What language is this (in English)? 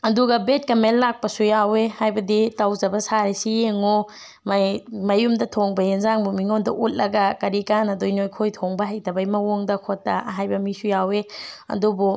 Manipuri